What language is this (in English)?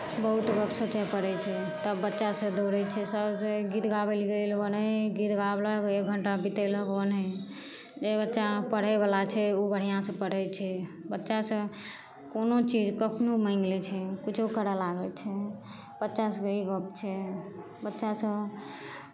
Maithili